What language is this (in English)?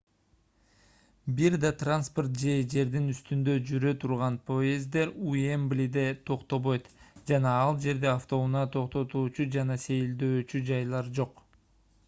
Kyrgyz